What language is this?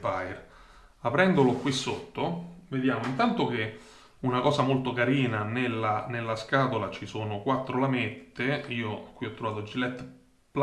Italian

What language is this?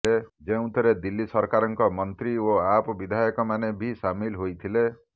Odia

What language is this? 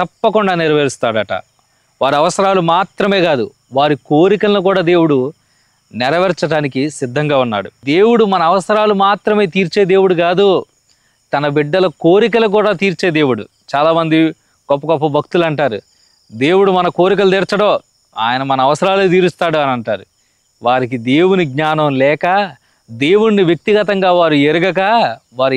Telugu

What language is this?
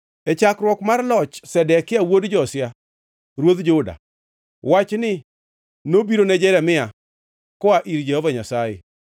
Luo (Kenya and Tanzania)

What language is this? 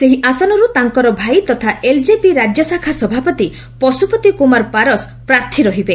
Odia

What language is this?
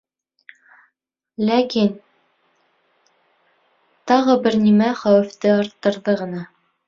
Bashkir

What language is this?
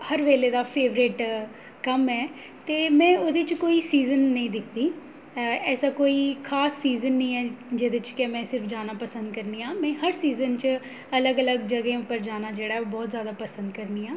Dogri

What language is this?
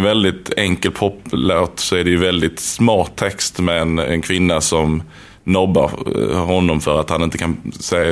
Swedish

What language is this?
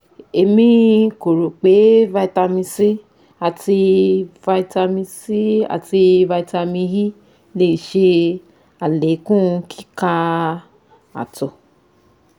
Yoruba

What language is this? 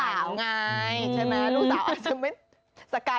Thai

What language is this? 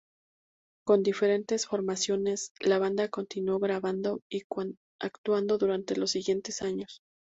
Spanish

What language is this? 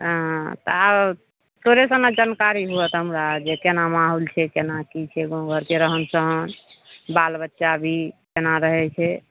Maithili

